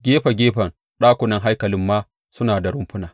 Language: Hausa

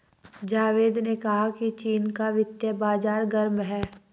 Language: Hindi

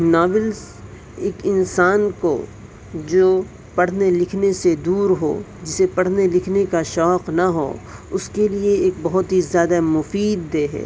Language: Urdu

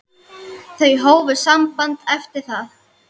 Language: Icelandic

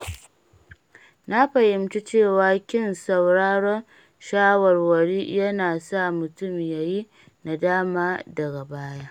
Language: Hausa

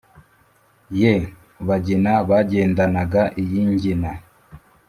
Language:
Kinyarwanda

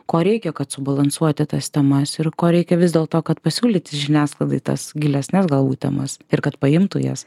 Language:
Lithuanian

